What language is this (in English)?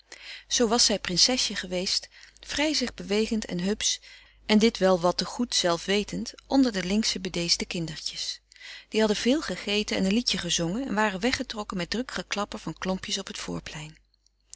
Dutch